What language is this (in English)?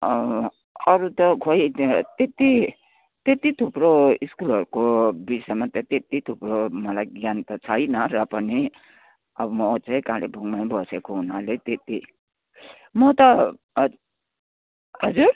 Nepali